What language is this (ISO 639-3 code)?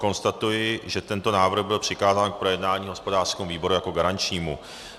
ces